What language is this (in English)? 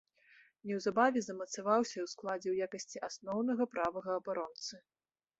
Belarusian